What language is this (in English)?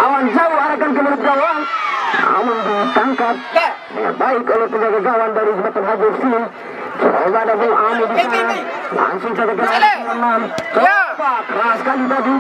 Indonesian